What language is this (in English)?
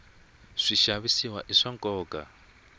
Tsonga